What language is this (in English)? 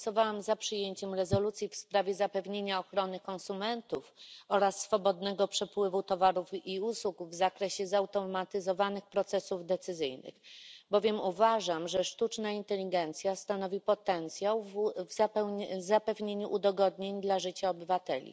Polish